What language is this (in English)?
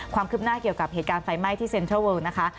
Thai